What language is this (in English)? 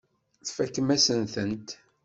Kabyle